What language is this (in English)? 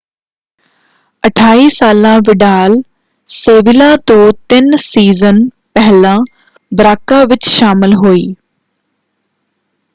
Punjabi